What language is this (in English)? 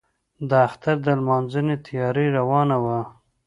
Pashto